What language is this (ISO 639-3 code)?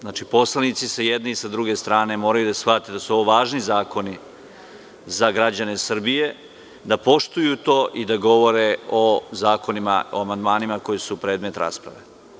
srp